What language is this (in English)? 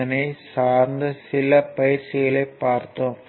Tamil